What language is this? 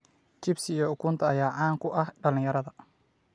Somali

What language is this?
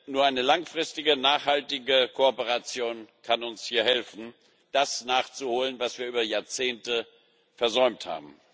German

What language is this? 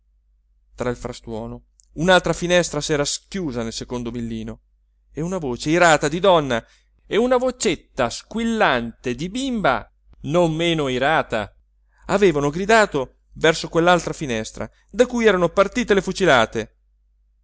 Italian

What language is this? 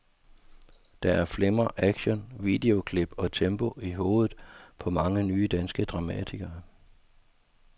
Danish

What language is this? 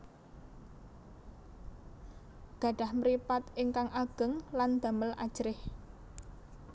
Javanese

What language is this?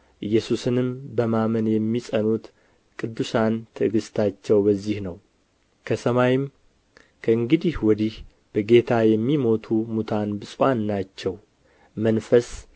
Amharic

